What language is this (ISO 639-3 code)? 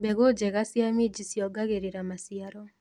kik